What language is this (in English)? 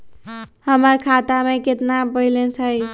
Magahi